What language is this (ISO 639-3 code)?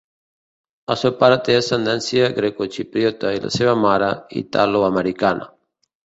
cat